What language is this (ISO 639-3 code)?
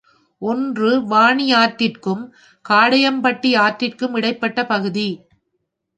tam